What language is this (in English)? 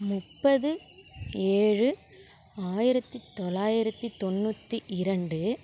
Tamil